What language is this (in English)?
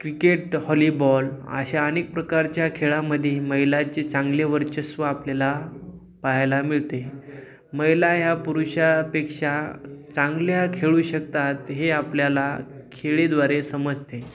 Marathi